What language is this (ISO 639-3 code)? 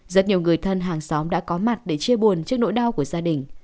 vie